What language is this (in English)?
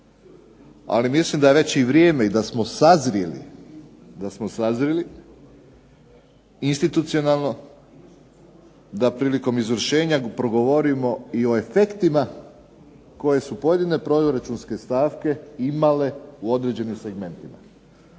Croatian